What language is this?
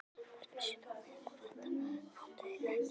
Icelandic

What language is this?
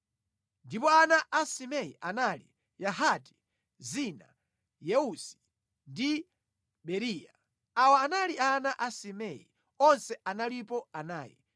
Nyanja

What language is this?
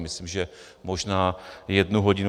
Czech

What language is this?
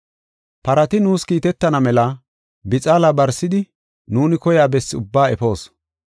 Gofa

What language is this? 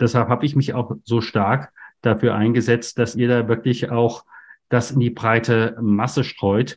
German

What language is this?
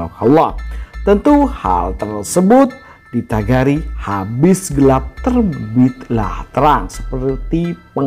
Indonesian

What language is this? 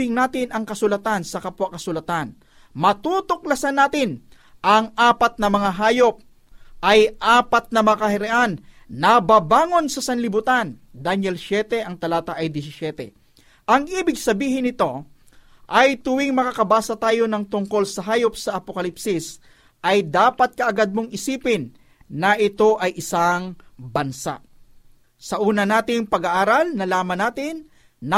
Filipino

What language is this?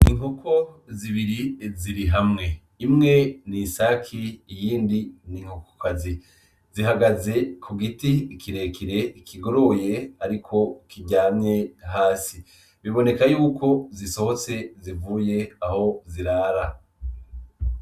Rundi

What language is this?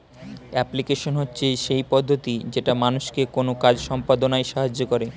Bangla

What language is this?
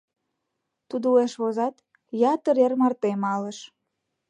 Mari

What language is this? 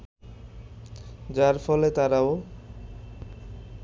Bangla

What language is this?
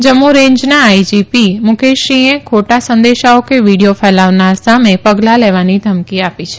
Gujarati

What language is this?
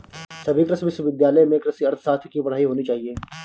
Hindi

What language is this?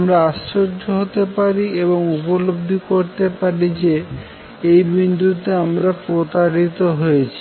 Bangla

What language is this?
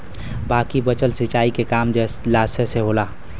Bhojpuri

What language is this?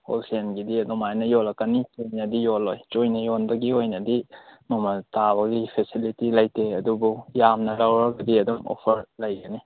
Manipuri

